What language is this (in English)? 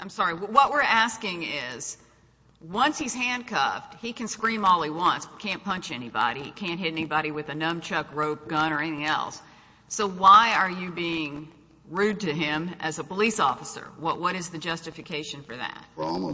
English